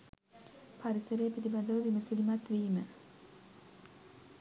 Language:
Sinhala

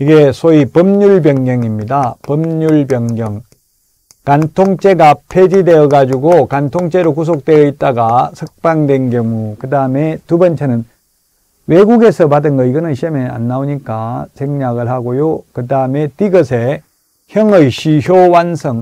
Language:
Korean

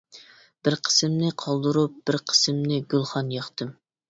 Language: Uyghur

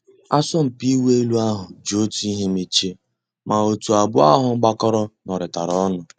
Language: Igbo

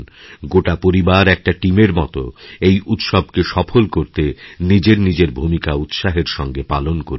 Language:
Bangla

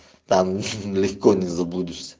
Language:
Russian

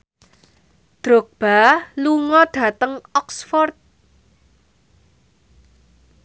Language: Javanese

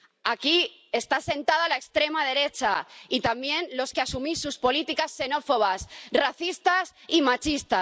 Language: Spanish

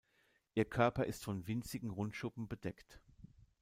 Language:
German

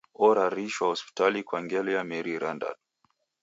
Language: Taita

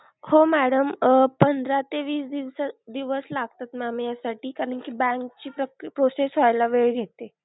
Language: Marathi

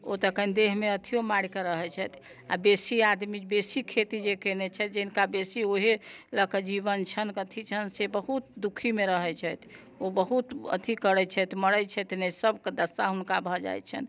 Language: Maithili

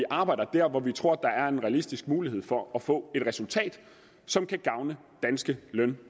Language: Danish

